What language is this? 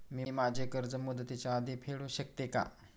Marathi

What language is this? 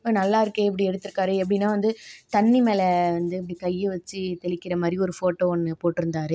Tamil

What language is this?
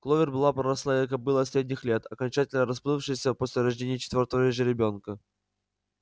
Russian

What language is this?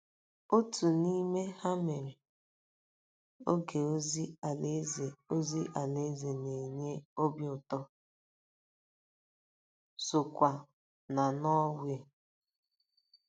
Igbo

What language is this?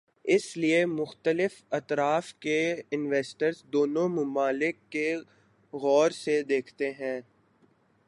Urdu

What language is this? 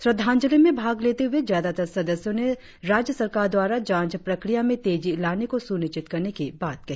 Hindi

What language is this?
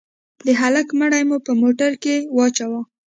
Pashto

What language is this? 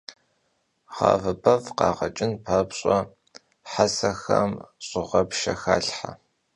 Kabardian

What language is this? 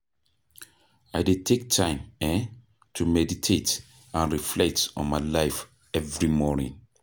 Nigerian Pidgin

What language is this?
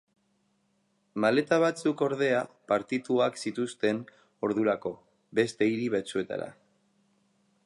Basque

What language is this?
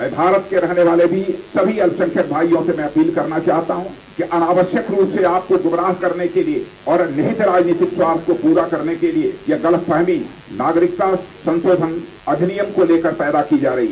Hindi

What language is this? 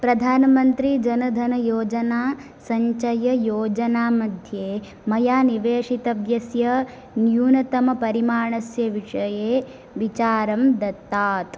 Sanskrit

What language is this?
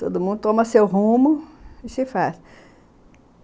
Portuguese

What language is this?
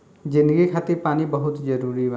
Bhojpuri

